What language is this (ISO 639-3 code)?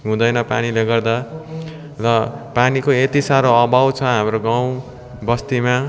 nep